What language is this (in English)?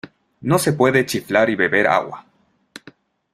Spanish